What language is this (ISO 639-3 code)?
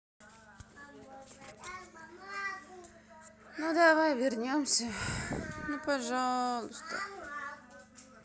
rus